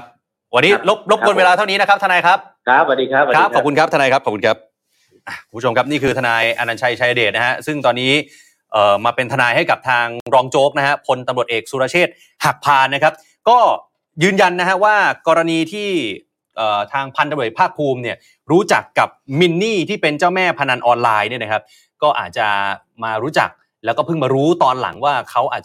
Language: Thai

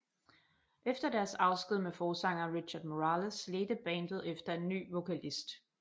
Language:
Danish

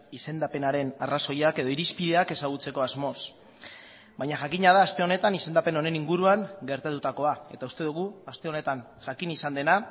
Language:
Basque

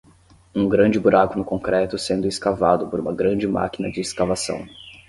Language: Portuguese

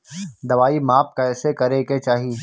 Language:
Bhojpuri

